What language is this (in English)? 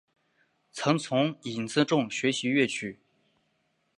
Chinese